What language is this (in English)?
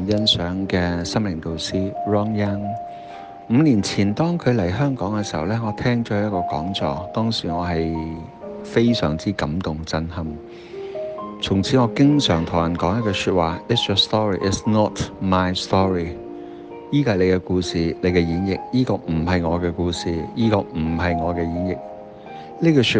Chinese